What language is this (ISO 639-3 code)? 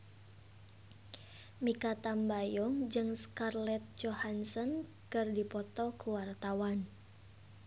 sun